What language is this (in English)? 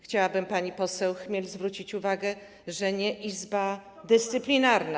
Polish